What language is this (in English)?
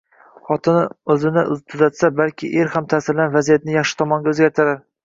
Uzbek